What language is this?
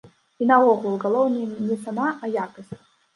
Belarusian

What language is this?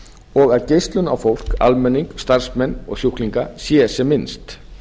Icelandic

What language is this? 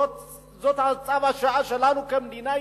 Hebrew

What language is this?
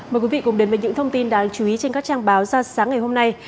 Vietnamese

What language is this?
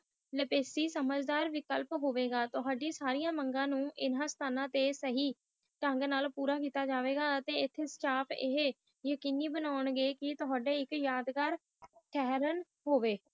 Punjabi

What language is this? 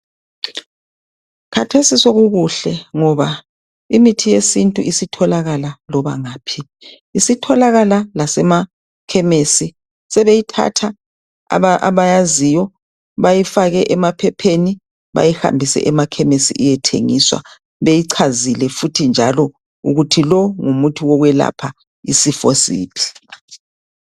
North Ndebele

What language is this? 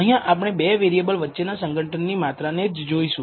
Gujarati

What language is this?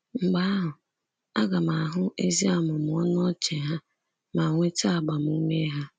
Igbo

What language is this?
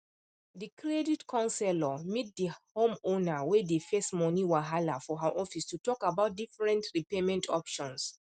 Nigerian Pidgin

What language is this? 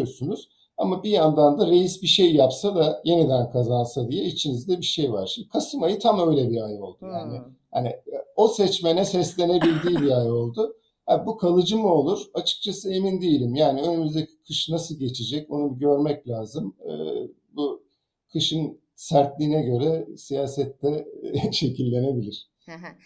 Turkish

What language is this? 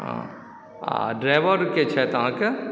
Maithili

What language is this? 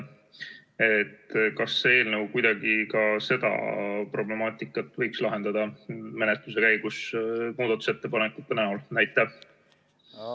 Estonian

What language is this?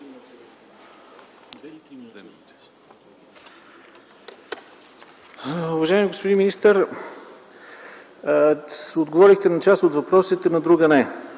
Bulgarian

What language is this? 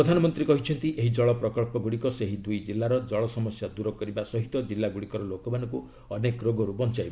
Odia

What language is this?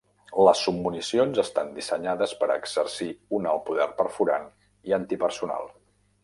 Catalan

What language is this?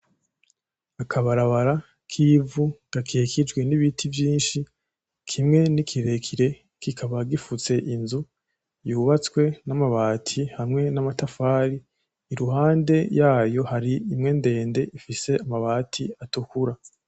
Rundi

